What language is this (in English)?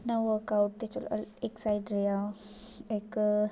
Dogri